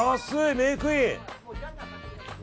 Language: Japanese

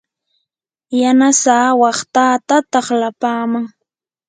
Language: Yanahuanca Pasco Quechua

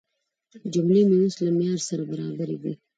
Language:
Pashto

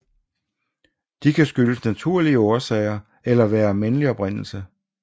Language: Danish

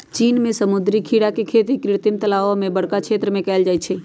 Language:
Magahi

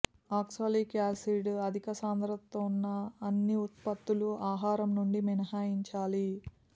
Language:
Telugu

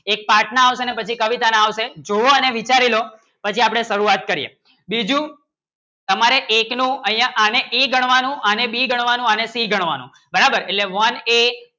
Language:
Gujarati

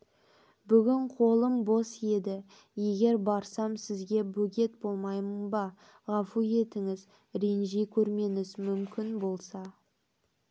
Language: Kazakh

